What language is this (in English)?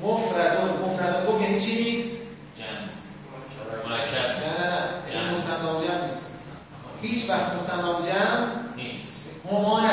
Persian